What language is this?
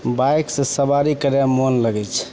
Maithili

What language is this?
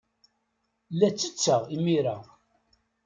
Kabyle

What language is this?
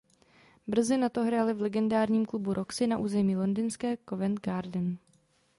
Czech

